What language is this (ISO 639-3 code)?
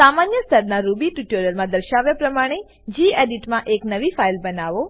guj